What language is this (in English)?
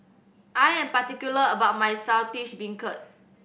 English